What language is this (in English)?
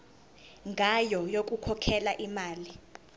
Zulu